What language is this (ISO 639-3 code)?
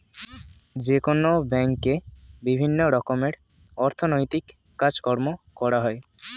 ben